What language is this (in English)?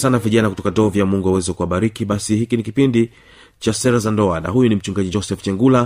Swahili